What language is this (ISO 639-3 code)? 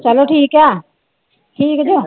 pan